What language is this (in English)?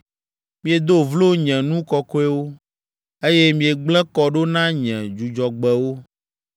Ewe